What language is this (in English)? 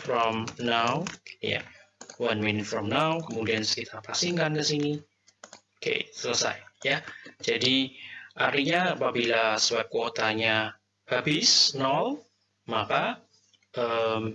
Indonesian